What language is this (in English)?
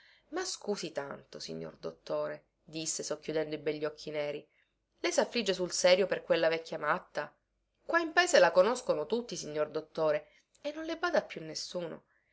Italian